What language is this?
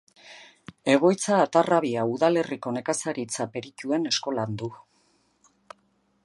Basque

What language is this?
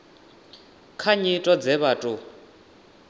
Venda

